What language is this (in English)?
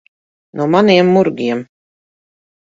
Latvian